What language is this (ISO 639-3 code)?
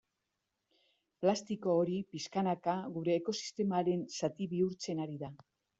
eus